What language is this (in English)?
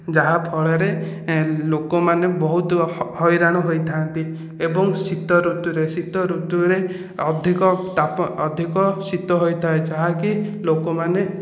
Odia